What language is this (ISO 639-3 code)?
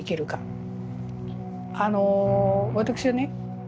jpn